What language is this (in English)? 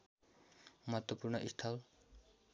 Nepali